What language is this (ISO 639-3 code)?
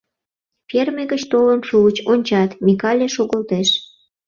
chm